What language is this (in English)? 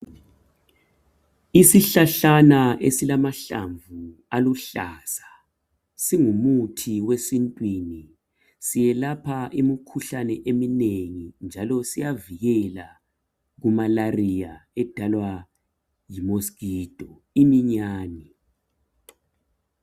North Ndebele